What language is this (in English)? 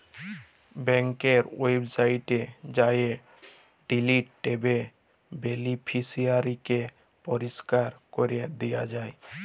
Bangla